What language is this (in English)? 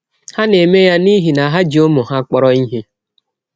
Igbo